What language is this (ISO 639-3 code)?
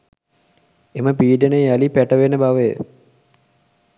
sin